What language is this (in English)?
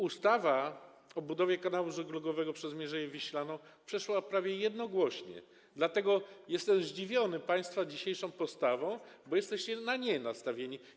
Polish